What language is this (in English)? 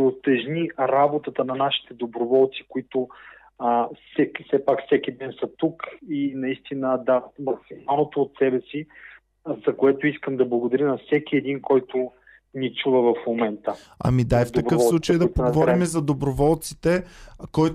Bulgarian